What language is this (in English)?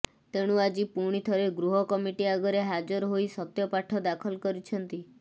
Odia